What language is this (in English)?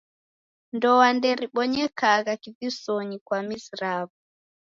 Taita